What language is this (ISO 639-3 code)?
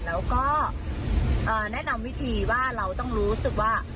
tha